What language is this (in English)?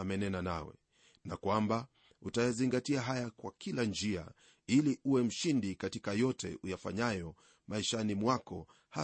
Swahili